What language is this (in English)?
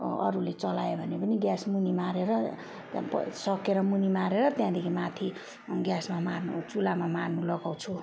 Nepali